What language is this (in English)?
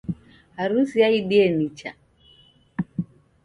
Taita